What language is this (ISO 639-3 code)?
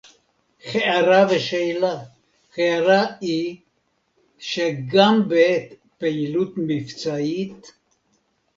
heb